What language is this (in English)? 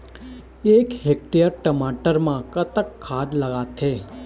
Chhattisgarhi